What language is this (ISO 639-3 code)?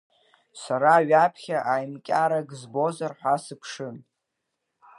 abk